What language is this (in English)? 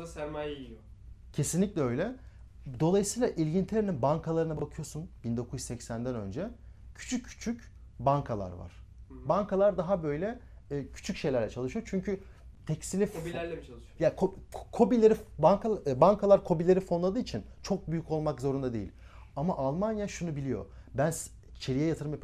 Turkish